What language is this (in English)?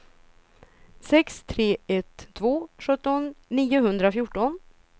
Swedish